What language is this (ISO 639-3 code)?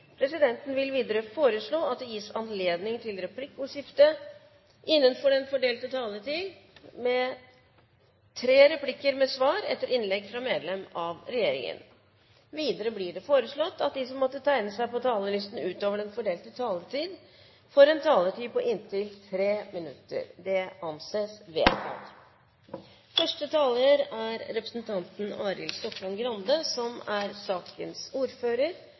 nob